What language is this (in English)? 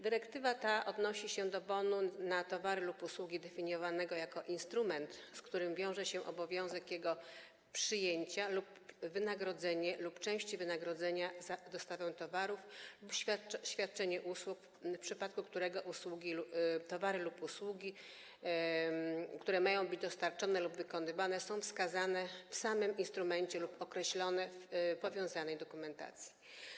Polish